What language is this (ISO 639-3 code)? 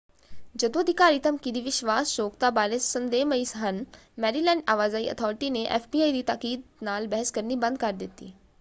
pan